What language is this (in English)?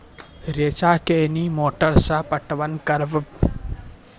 Maithili